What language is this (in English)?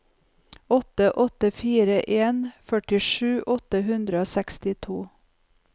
Norwegian